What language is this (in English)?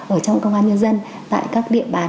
Vietnamese